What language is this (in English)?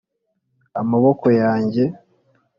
Kinyarwanda